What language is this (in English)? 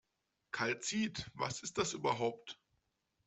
German